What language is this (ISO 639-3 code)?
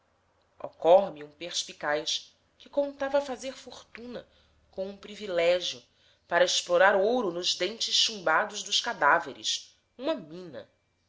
por